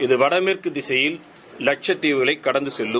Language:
Tamil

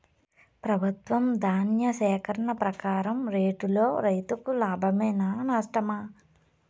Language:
Telugu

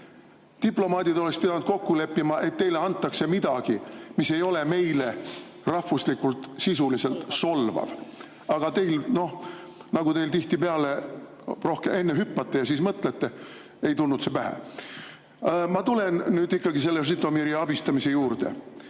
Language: Estonian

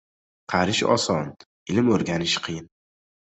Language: Uzbek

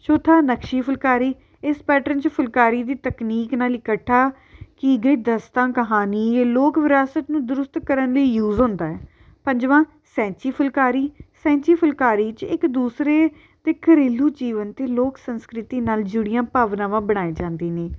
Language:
Punjabi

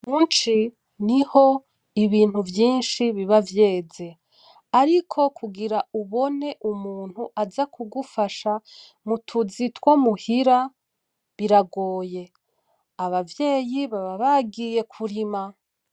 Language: Rundi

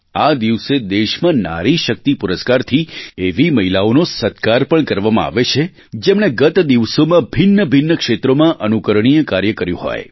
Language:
Gujarati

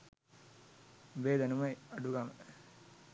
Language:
Sinhala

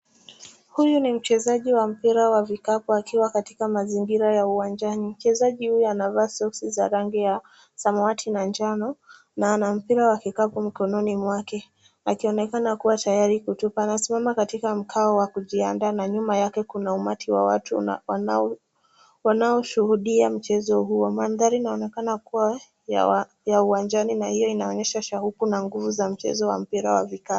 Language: Swahili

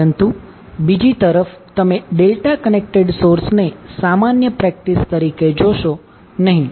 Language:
Gujarati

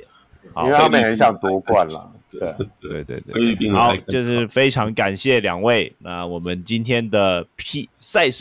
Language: Chinese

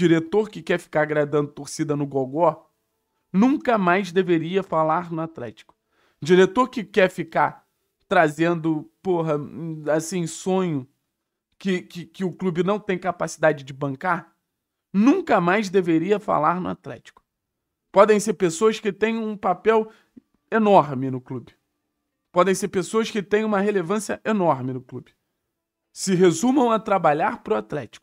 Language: Portuguese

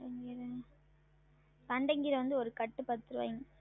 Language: Tamil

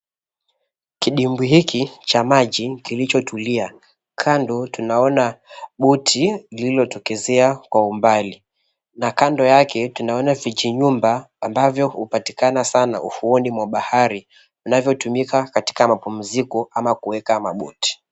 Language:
Swahili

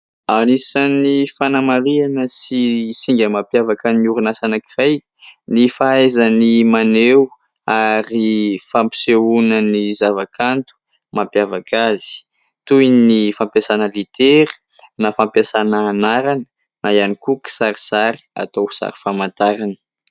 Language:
Malagasy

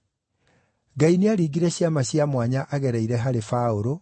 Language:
Kikuyu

